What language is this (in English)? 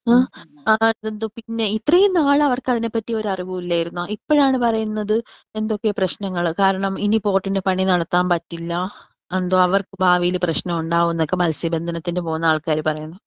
Malayalam